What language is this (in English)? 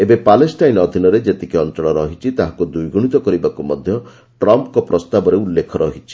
Odia